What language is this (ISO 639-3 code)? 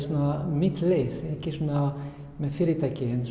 isl